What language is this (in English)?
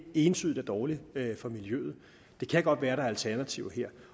Danish